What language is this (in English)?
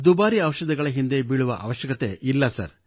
Kannada